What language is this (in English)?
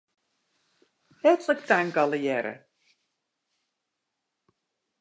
Western Frisian